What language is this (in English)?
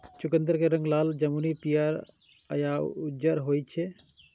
Maithili